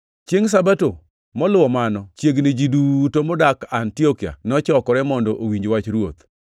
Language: Luo (Kenya and Tanzania)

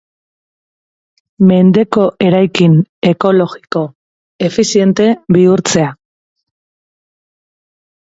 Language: Basque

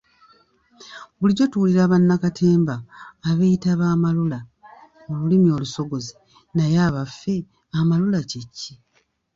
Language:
Ganda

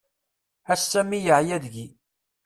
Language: Kabyle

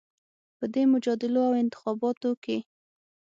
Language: Pashto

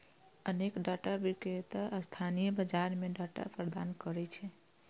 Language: Maithili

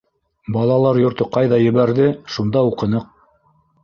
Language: Bashkir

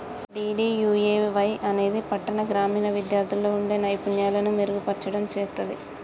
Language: Telugu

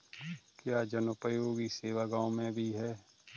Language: Hindi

